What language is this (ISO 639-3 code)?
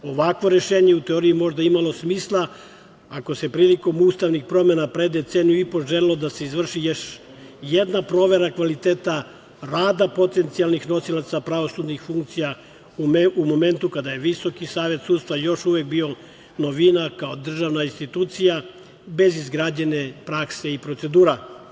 srp